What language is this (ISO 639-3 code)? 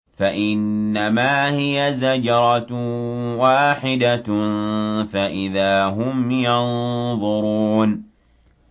ara